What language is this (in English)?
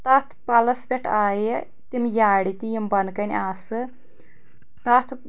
Kashmiri